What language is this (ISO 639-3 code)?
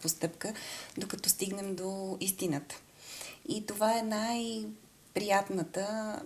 bul